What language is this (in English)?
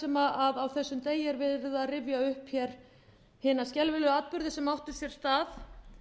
Icelandic